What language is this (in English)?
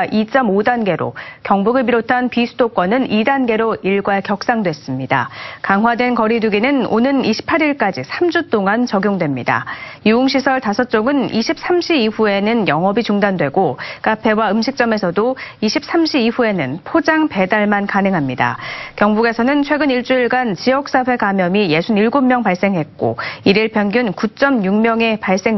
Korean